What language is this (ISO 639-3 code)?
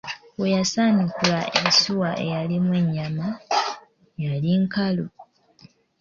lug